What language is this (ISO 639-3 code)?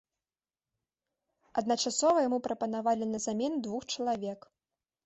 bel